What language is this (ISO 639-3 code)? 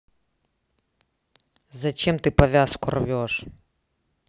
rus